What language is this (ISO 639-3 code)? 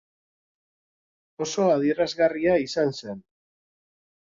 eus